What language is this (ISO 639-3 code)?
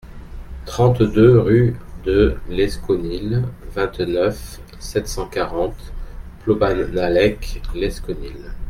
fra